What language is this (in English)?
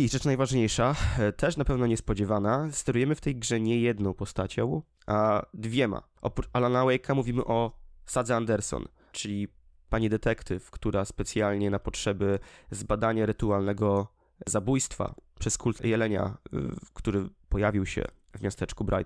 Polish